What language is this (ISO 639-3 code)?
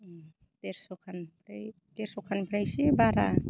brx